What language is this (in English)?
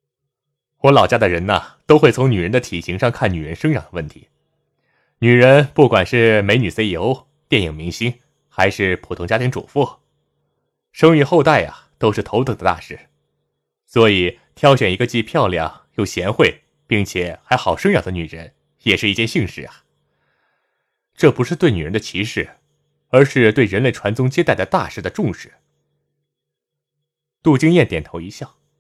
Chinese